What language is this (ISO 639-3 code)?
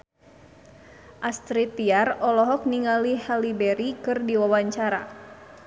sun